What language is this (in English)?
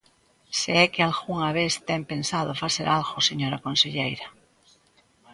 Galician